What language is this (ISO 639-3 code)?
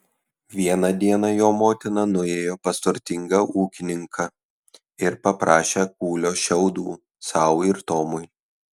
lit